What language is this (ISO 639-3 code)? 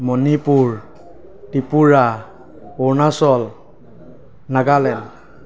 asm